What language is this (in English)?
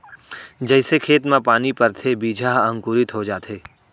Chhattisgarhi